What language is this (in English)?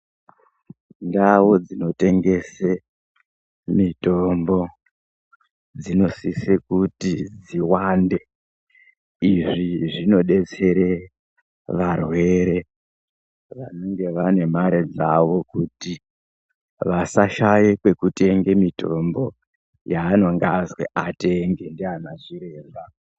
Ndau